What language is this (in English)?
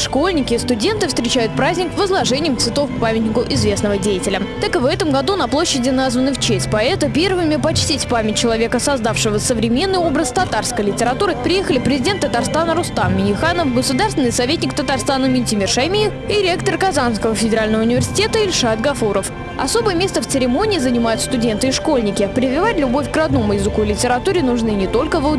Russian